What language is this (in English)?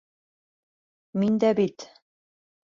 Bashkir